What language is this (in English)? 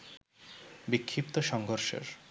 Bangla